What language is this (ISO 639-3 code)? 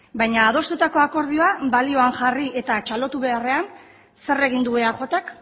eus